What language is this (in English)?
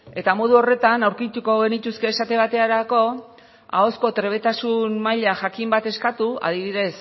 Basque